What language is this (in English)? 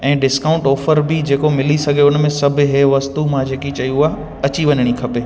Sindhi